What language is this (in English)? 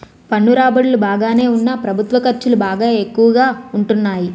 Telugu